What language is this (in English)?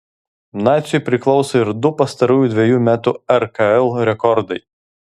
Lithuanian